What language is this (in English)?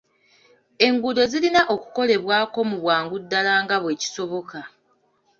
Ganda